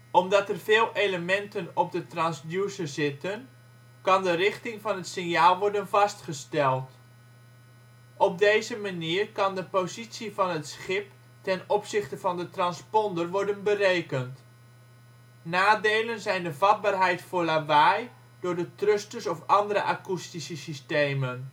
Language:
Dutch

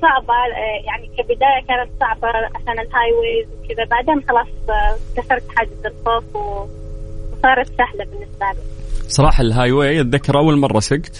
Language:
Arabic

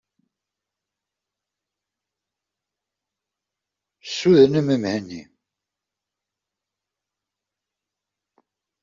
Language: Kabyle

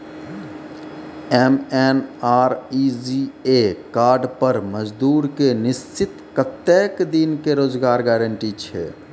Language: Maithili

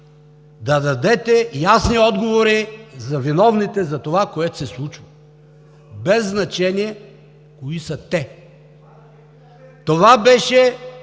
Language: Bulgarian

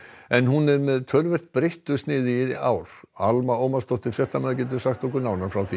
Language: Icelandic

